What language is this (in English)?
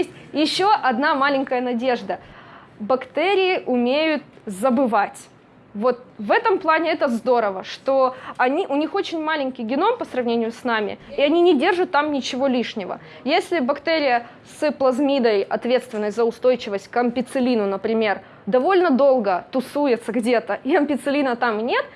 Russian